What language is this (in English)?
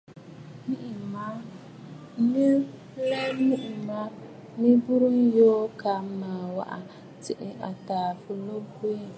Bafut